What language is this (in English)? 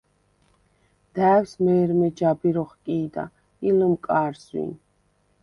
Svan